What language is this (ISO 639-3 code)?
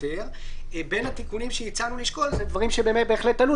heb